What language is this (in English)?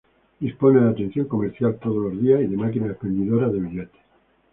Spanish